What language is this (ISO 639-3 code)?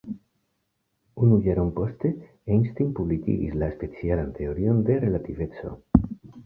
epo